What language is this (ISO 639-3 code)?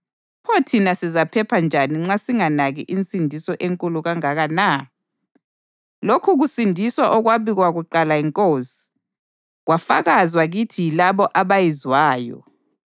nde